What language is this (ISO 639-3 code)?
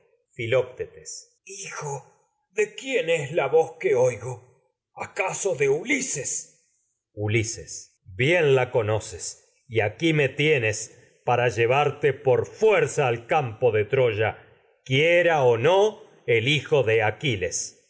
spa